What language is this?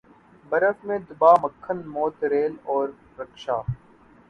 Urdu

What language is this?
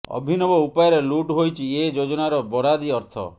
Odia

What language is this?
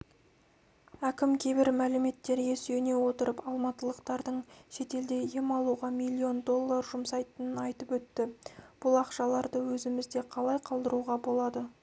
Kazakh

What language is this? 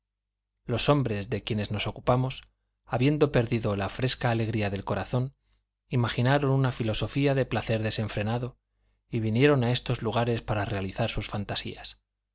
Spanish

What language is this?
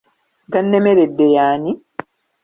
Ganda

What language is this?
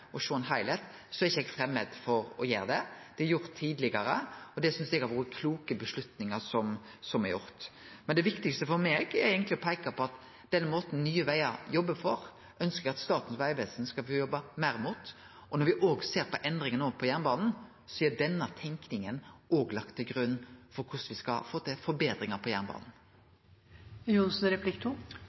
Norwegian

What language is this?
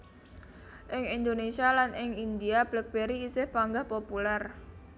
Javanese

